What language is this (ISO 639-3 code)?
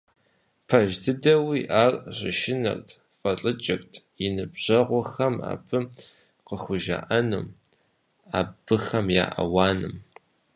kbd